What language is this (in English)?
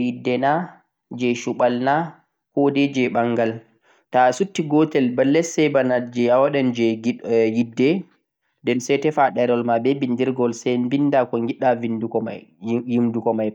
Central-Eastern Niger Fulfulde